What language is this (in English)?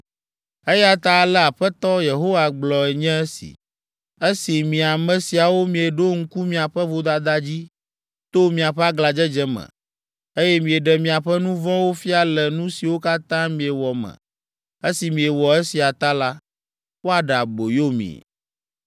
Ewe